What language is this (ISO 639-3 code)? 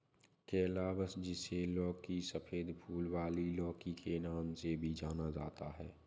hin